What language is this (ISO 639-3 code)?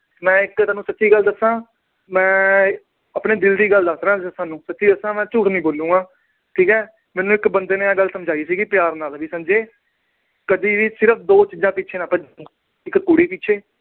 pan